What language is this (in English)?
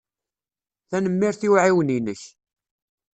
Kabyle